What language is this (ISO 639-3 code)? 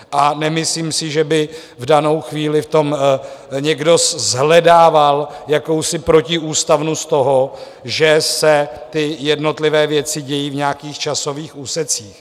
ces